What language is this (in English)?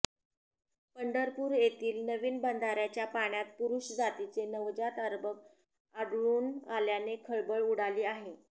Marathi